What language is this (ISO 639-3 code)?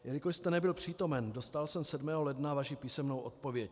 ces